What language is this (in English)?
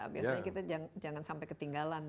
Indonesian